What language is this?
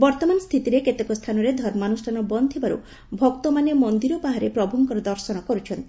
Odia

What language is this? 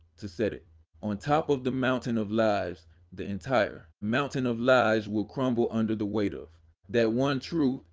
English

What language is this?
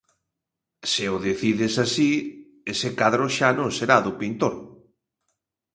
Galician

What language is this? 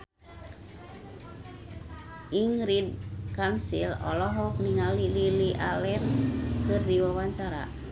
Sundanese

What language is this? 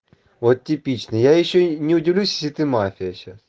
Russian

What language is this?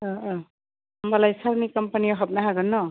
Bodo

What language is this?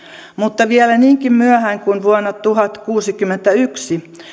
Finnish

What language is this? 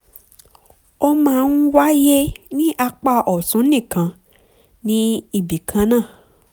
Yoruba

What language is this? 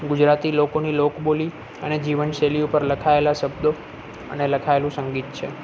Gujarati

